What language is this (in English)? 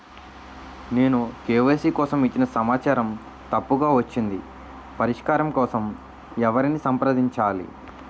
Telugu